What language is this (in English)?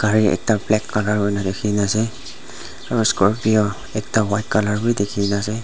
Naga Pidgin